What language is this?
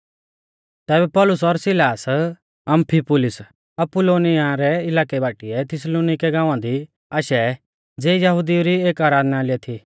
Mahasu Pahari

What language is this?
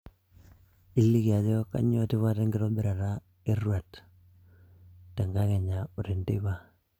Masai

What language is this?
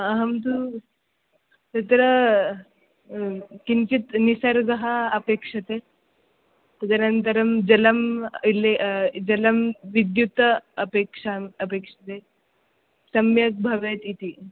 Sanskrit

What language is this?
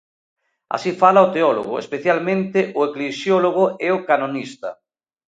Galician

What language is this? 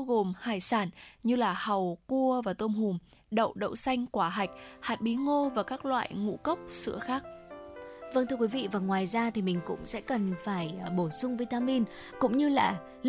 Vietnamese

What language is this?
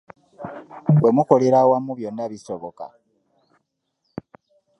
Ganda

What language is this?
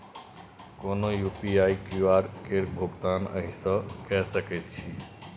Maithili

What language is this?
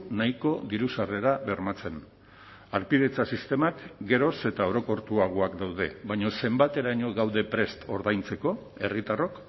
Basque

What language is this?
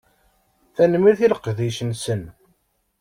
Kabyle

